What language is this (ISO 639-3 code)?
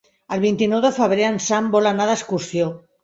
cat